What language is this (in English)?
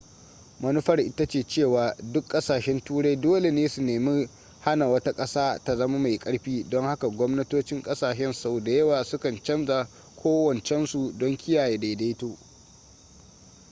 Hausa